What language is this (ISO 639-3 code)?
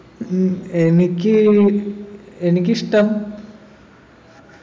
mal